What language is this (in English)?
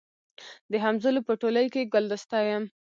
Pashto